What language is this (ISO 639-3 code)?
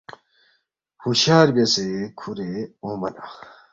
bft